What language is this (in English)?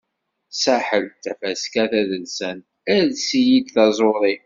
Kabyle